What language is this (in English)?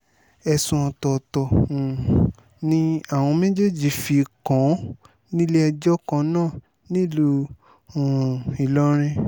Yoruba